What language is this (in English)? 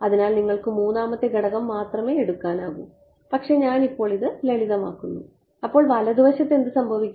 Malayalam